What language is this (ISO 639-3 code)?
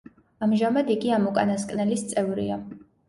kat